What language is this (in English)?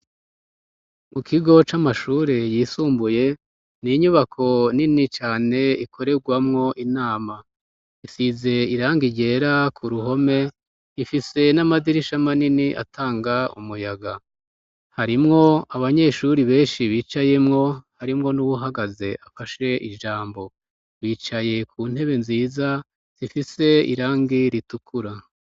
Rundi